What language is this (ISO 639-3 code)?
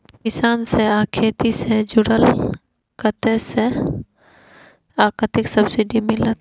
mai